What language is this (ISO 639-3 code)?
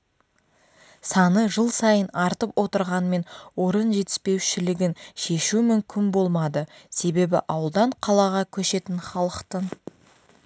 kaz